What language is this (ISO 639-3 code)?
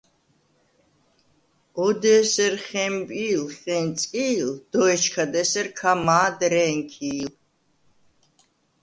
sva